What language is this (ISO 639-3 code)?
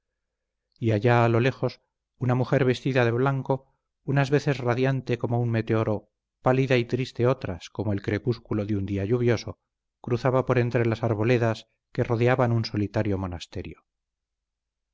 spa